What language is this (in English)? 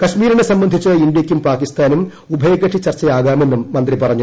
Malayalam